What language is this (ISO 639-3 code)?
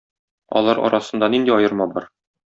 tat